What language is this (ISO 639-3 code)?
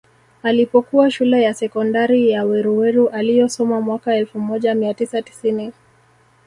swa